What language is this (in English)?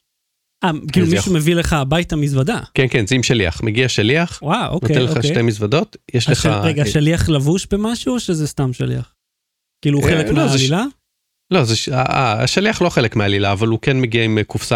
Hebrew